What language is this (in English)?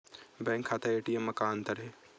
Chhattisgarhi